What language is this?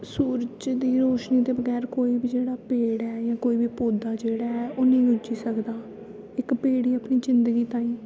Dogri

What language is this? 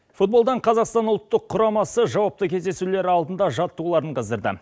Kazakh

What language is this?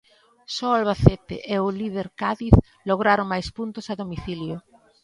Galician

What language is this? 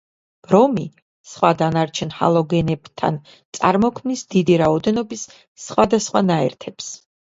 Georgian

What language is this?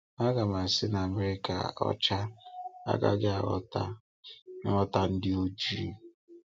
Igbo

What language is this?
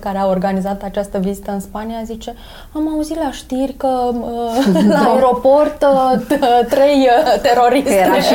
Romanian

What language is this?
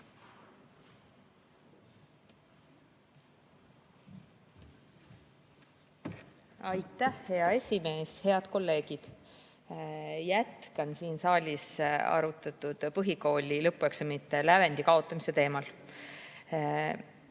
Estonian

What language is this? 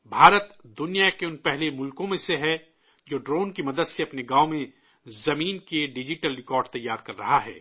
Urdu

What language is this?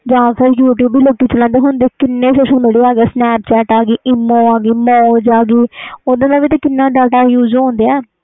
Punjabi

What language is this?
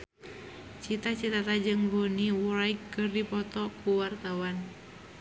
Sundanese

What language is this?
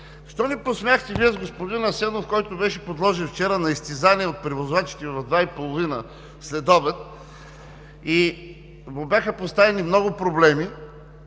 Bulgarian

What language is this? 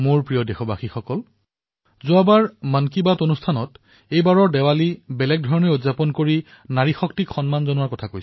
Assamese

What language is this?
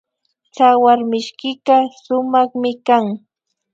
Imbabura Highland Quichua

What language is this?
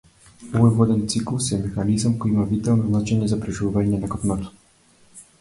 Macedonian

